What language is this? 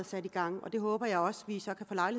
Danish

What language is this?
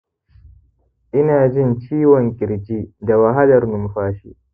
Hausa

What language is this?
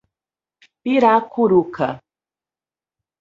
Portuguese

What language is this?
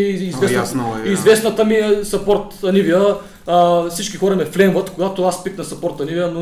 Bulgarian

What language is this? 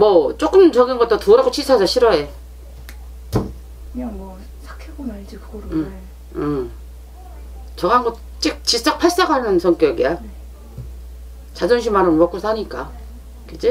Korean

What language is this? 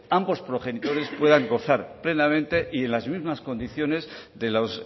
Spanish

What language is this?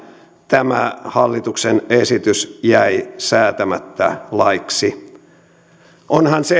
Finnish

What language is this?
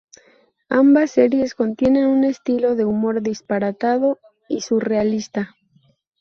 Spanish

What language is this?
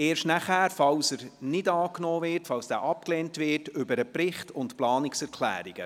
Swiss German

